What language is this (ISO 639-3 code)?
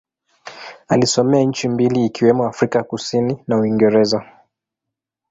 swa